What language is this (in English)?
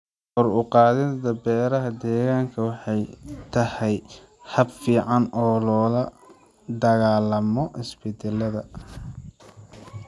Somali